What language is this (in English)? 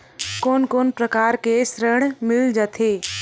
Chhattisgarhi